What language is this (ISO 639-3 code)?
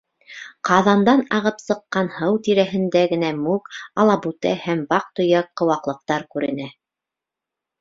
bak